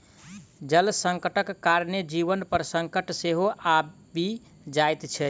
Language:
Maithili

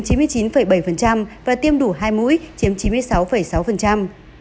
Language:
Vietnamese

